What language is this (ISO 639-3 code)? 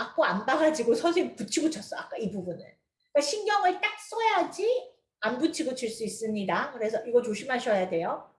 kor